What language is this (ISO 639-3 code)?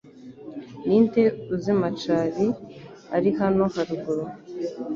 kin